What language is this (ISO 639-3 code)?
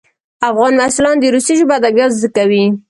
pus